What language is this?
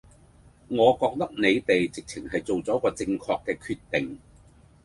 Cantonese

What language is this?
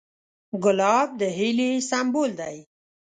Pashto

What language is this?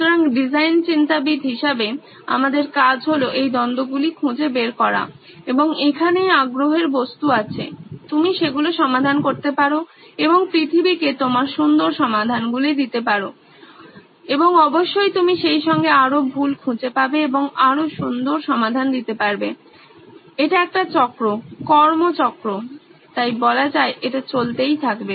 Bangla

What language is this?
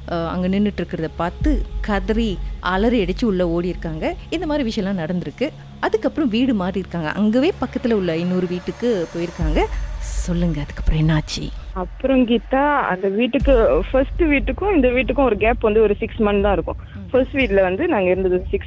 Tamil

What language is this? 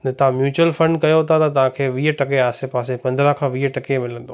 Sindhi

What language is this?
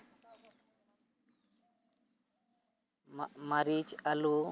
Santali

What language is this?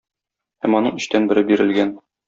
Tatar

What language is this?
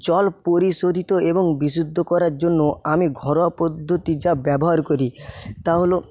Bangla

